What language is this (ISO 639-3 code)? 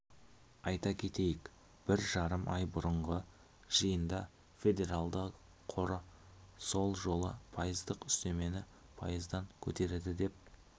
kaz